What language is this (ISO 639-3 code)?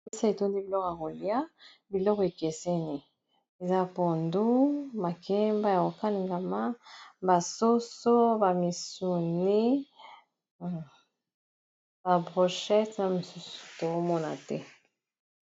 lin